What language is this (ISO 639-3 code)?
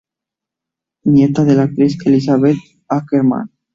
spa